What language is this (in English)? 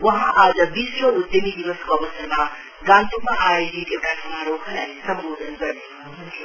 Nepali